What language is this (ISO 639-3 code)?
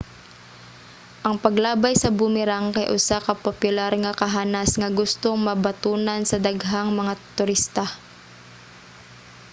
ceb